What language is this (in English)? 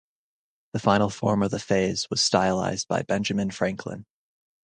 English